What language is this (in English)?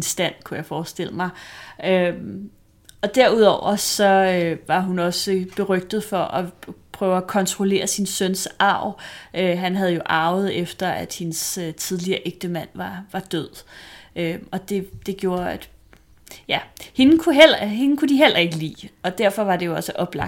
Danish